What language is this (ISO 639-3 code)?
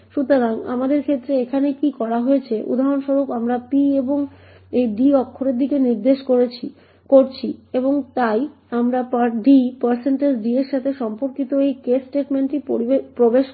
ben